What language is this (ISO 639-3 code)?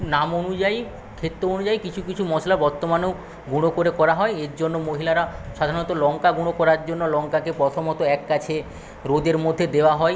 ben